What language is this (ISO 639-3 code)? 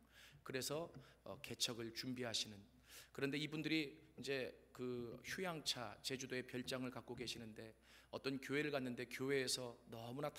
kor